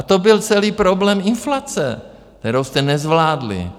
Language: Czech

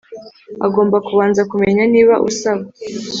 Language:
Kinyarwanda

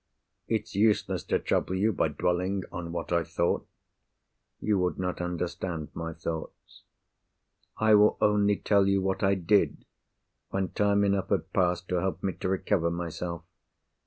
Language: English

